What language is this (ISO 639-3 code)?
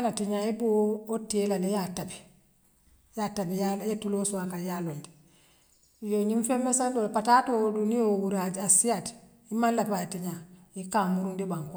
mlq